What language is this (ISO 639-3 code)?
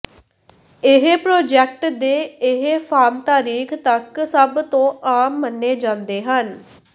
pan